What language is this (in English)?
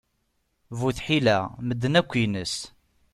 Kabyle